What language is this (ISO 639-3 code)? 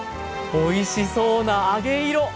jpn